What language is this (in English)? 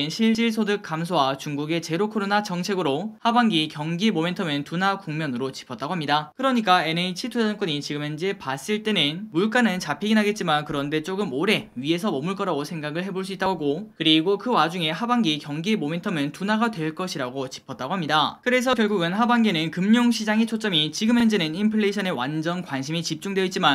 Korean